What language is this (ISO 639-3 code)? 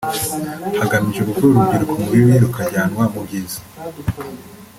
kin